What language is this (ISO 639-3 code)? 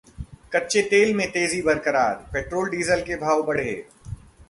hin